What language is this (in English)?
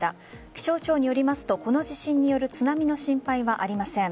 Japanese